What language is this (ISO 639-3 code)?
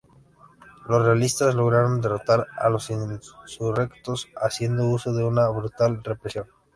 spa